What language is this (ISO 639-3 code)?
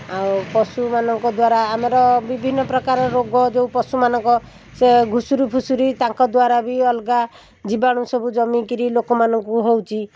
ori